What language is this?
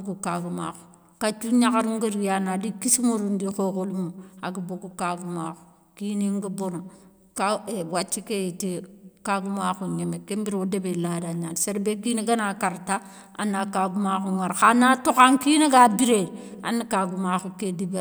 Soninke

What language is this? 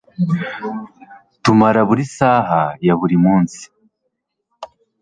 Kinyarwanda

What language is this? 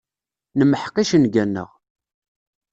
Kabyle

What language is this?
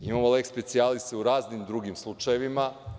Serbian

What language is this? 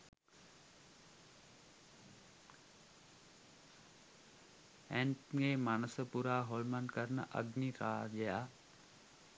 Sinhala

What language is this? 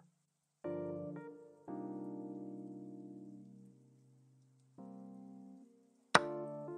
Russian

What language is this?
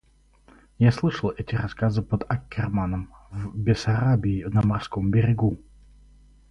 Russian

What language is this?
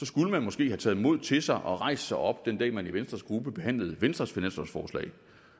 Danish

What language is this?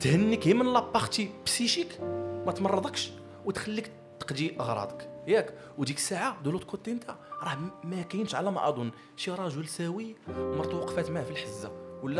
Arabic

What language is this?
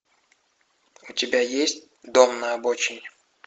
Russian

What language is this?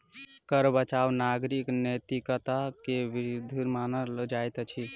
Maithili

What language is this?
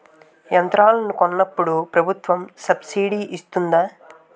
Telugu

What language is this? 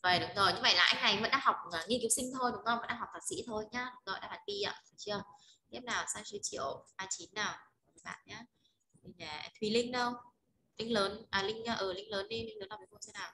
Vietnamese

